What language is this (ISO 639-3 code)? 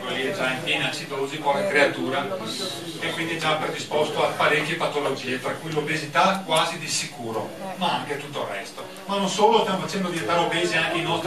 ita